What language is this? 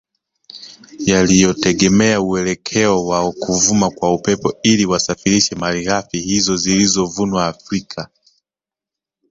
Swahili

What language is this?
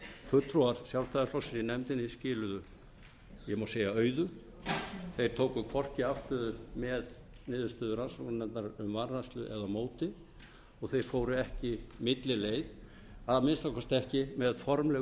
Icelandic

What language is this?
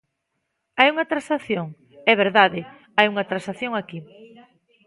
Galician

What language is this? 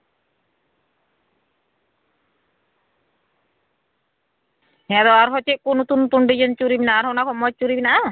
Santali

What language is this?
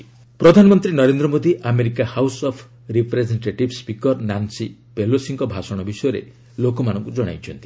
Odia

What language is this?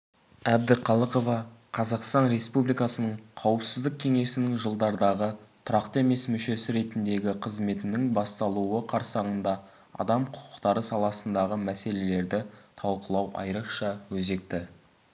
Kazakh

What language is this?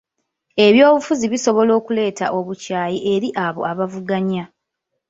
Ganda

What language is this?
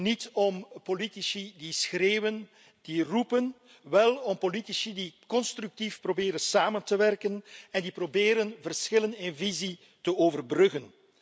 Dutch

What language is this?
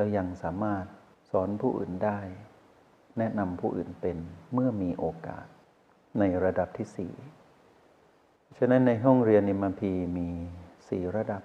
Thai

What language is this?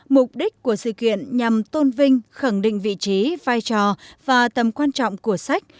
Vietnamese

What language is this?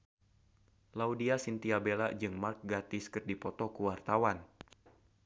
Sundanese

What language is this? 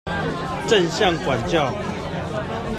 Chinese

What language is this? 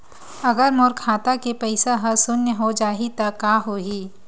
Chhattisgarhi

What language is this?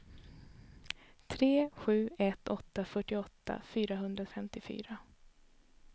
Swedish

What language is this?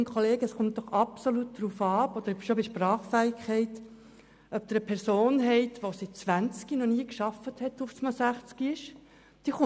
Swiss German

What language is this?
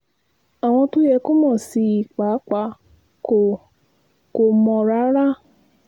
Yoruba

